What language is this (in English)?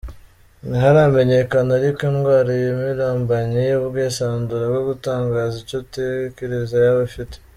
Kinyarwanda